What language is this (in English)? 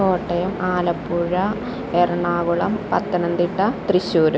Malayalam